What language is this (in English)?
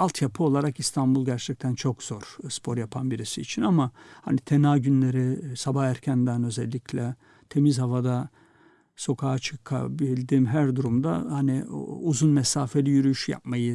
Turkish